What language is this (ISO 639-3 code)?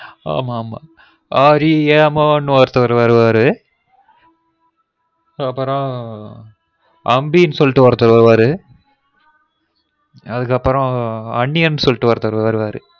tam